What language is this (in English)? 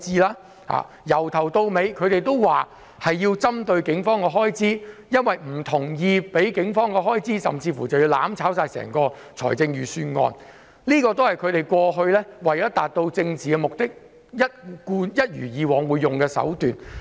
Cantonese